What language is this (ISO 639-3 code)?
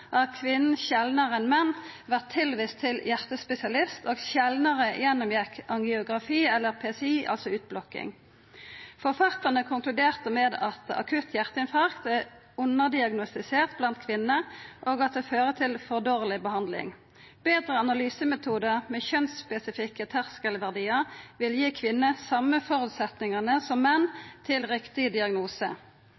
nno